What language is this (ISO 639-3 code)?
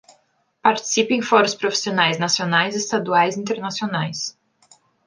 por